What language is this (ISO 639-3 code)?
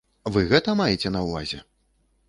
bel